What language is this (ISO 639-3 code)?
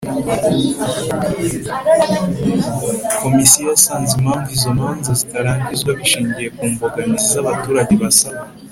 kin